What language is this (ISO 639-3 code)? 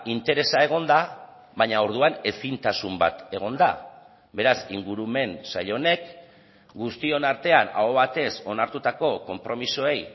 eus